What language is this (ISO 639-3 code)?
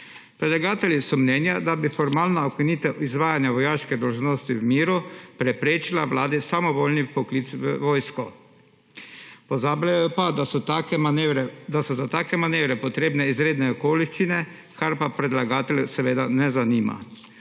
slv